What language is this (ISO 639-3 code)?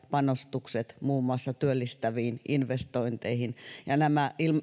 fin